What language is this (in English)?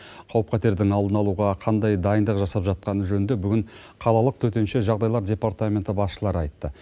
Kazakh